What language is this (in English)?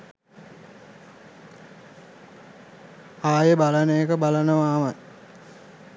Sinhala